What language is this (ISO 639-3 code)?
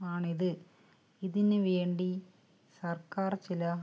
mal